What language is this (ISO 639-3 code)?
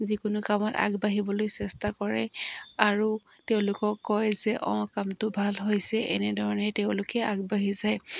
asm